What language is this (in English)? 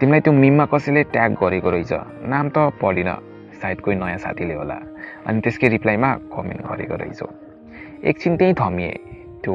Indonesian